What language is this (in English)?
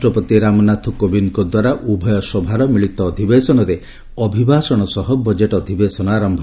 Odia